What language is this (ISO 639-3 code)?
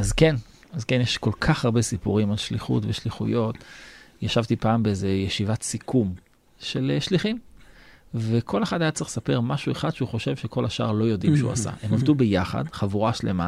heb